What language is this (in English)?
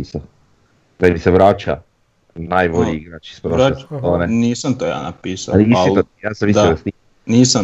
Croatian